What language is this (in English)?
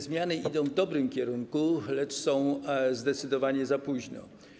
Polish